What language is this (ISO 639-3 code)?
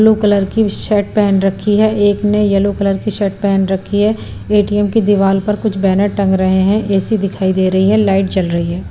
hin